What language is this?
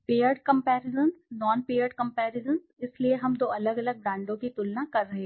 Hindi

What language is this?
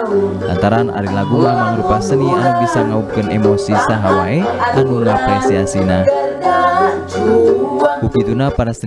Indonesian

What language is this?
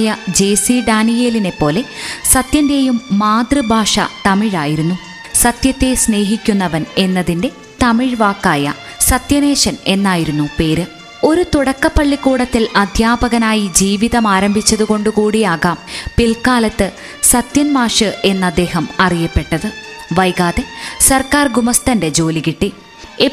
Malayalam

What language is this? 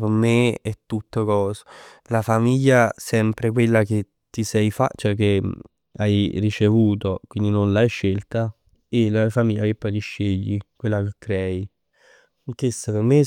Neapolitan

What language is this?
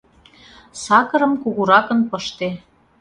Mari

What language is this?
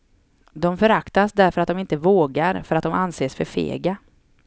Swedish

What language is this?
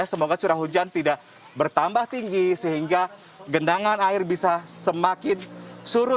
Indonesian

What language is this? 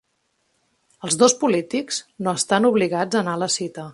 Catalan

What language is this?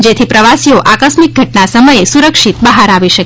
Gujarati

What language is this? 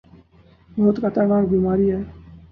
Urdu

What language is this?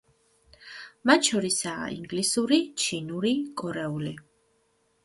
Georgian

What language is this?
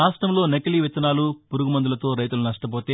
Telugu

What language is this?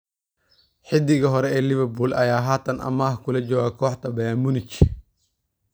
Somali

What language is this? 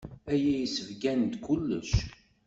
Kabyle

